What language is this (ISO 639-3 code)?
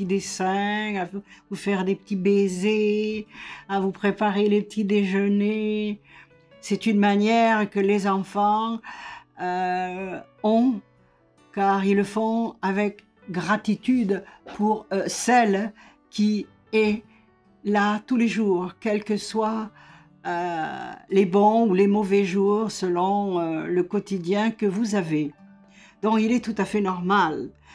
fra